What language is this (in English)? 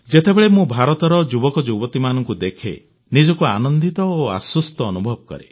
Odia